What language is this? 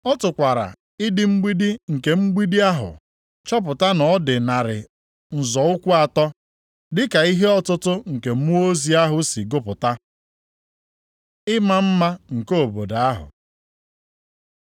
Igbo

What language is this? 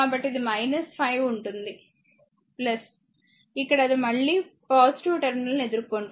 Telugu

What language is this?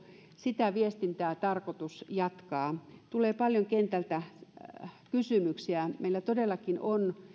Finnish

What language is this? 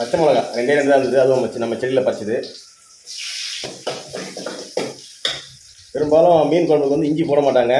Thai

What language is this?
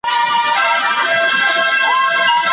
Pashto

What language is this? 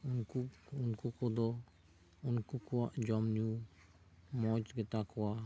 Santali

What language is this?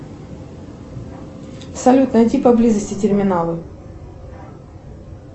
Russian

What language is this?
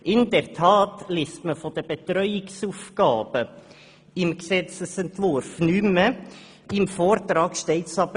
Swiss German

